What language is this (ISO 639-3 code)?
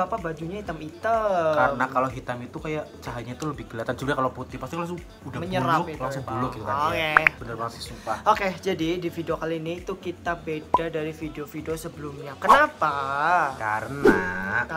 ind